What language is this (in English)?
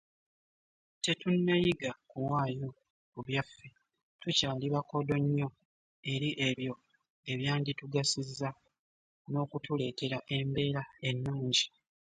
Ganda